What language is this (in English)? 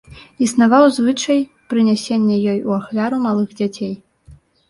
Belarusian